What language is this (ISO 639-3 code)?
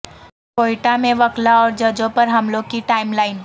urd